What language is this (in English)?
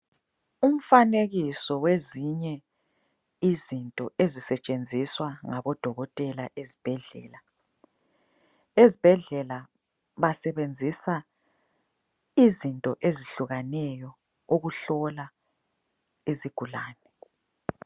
North Ndebele